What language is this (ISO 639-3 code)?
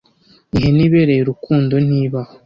kin